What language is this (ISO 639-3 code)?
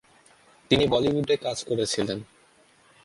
ben